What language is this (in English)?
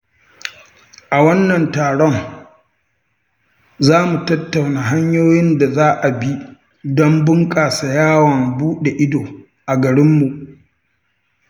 Hausa